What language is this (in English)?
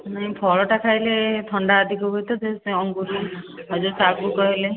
Odia